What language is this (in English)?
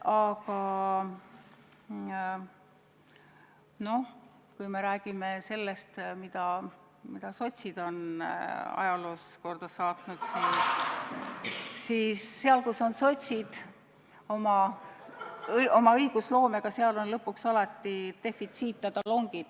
Estonian